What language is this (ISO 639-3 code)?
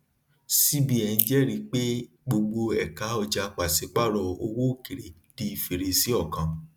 yor